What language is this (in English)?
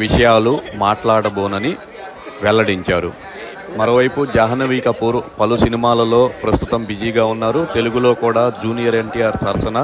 Telugu